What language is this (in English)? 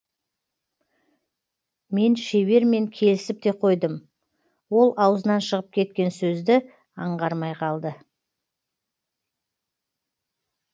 Kazakh